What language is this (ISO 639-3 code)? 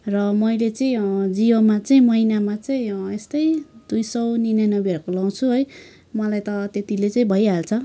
nep